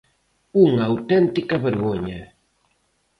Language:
Galician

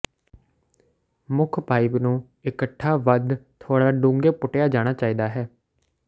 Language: Punjabi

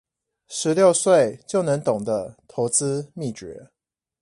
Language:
Chinese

